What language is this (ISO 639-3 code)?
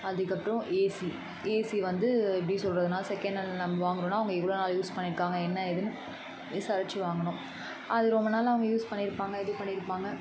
tam